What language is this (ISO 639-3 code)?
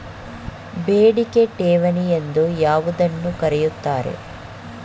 kan